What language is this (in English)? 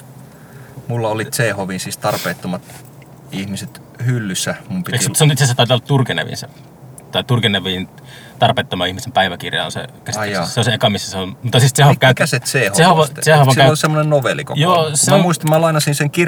Finnish